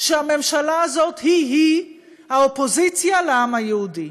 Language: Hebrew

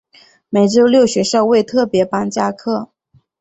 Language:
Chinese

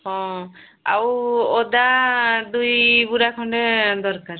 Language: Odia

